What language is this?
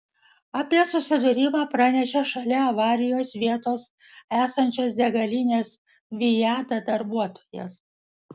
Lithuanian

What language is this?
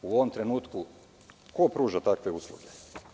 Serbian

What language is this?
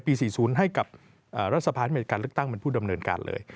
Thai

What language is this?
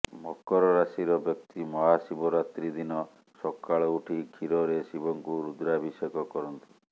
Odia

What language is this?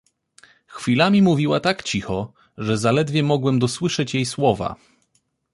Polish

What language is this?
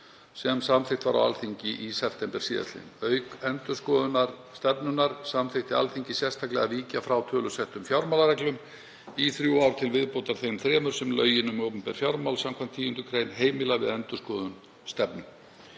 Icelandic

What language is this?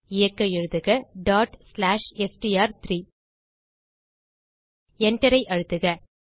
Tamil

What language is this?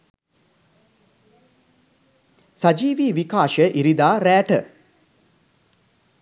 Sinhala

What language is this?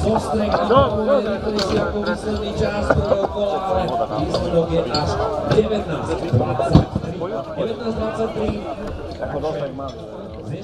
Slovak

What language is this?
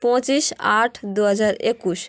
Bangla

